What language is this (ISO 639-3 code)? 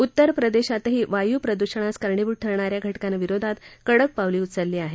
mar